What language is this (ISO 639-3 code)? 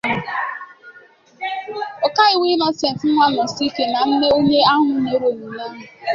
ibo